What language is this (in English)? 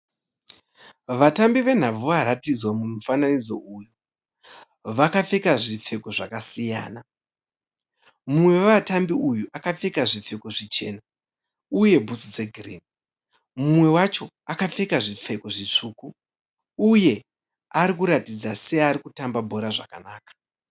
Shona